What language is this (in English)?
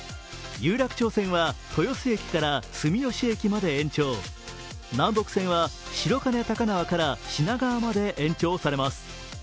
Japanese